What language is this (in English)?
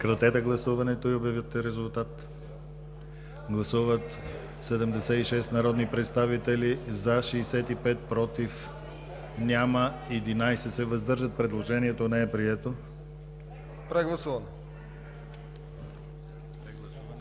Bulgarian